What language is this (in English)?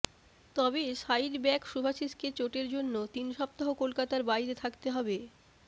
Bangla